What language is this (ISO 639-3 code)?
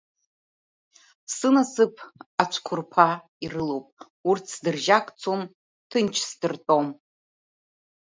abk